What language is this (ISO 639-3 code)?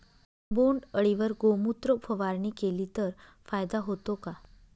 mar